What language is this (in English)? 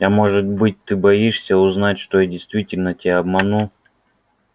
Russian